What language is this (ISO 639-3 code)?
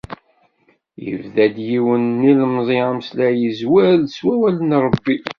kab